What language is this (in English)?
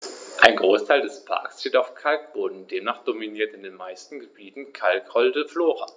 German